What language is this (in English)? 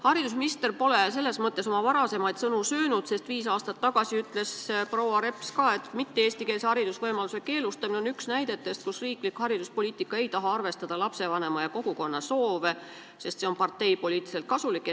Estonian